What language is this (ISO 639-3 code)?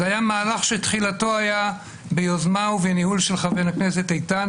heb